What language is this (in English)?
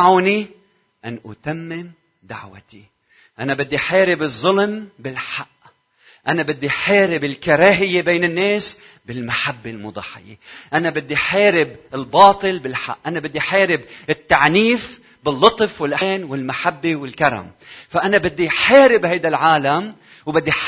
Arabic